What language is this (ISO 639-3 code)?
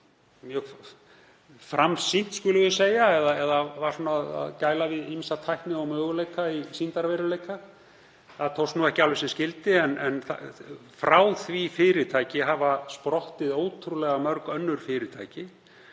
isl